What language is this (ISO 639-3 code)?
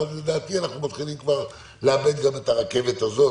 heb